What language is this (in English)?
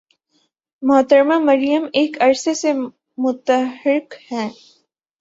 Urdu